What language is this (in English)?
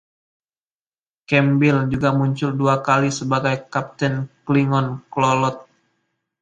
Indonesian